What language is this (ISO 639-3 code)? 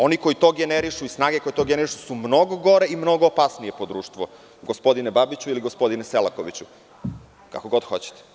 srp